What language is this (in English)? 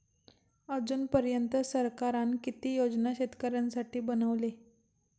Marathi